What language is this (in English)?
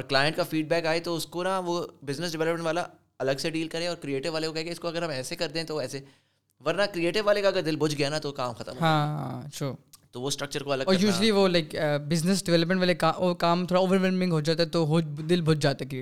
Urdu